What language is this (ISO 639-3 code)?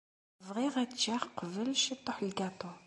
kab